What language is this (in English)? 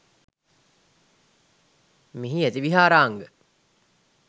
Sinhala